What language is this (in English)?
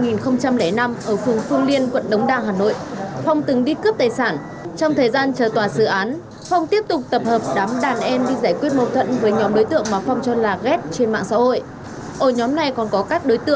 Vietnamese